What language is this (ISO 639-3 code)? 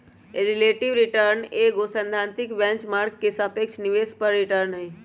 mag